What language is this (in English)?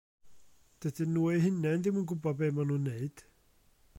Welsh